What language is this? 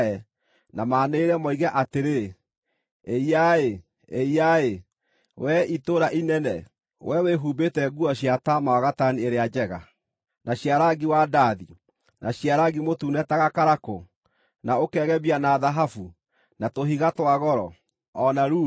Kikuyu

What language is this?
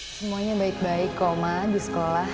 Indonesian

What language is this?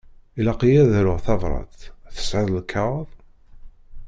Kabyle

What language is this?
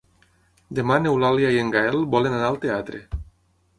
Catalan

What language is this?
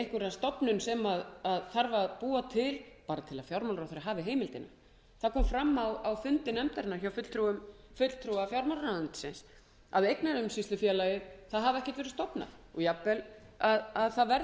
Icelandic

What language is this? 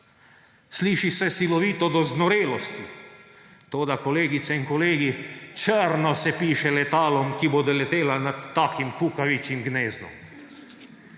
Slovenian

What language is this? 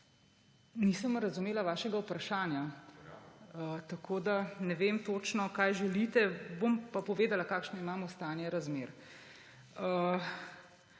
Slovenian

